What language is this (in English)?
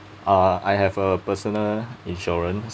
English